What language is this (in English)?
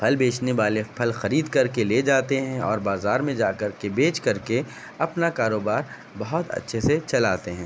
Urdu